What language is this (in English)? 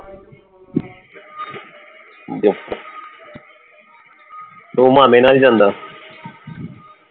Punjabi